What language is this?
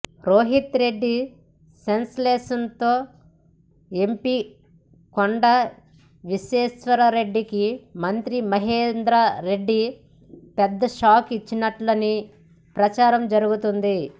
Telugu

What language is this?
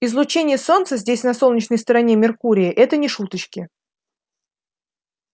Russian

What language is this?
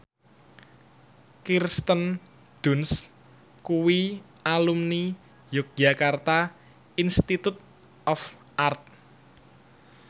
Javanese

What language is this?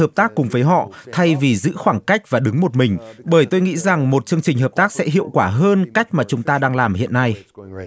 Vietnamese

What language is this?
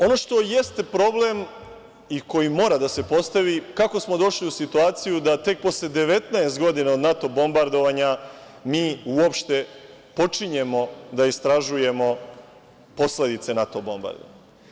Serbian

